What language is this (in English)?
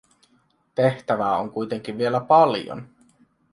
Finnish